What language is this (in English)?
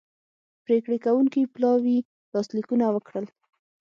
Pashto